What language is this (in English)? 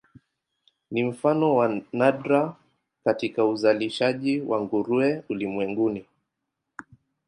Swahili